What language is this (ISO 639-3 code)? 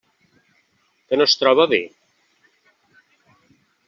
cat